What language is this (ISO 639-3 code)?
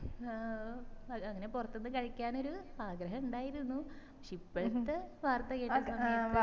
mal